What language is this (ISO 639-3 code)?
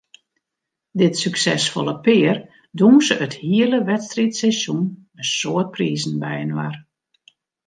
fry